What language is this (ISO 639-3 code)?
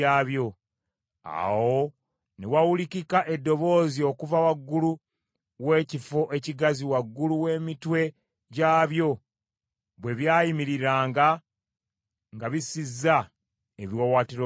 lug